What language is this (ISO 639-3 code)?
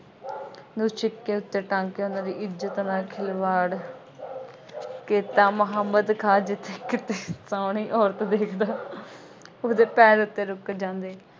pan